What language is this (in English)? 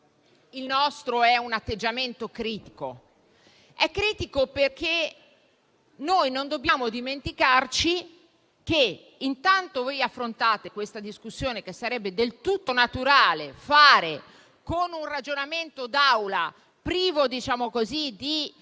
Italian